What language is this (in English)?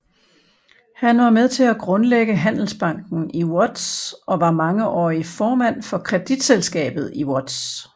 Danish